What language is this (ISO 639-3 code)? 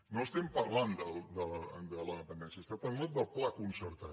cat